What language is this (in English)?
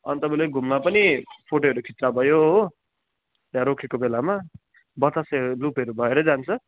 Nepali